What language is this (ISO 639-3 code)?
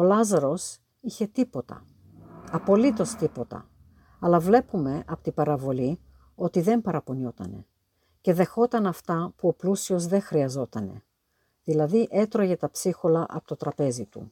ell